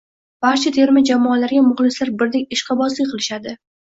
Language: Uzbek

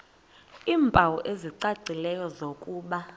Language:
Xhosa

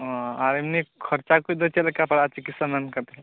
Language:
Santali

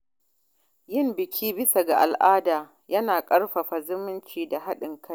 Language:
Hausa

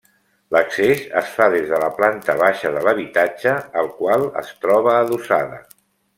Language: Catalan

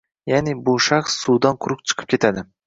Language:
Uzbek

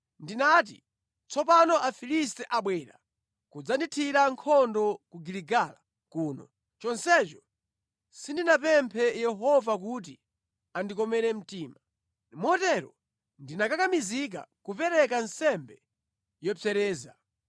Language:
Nyanja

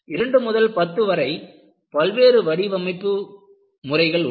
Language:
Tamil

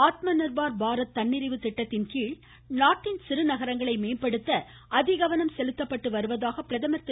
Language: Tamil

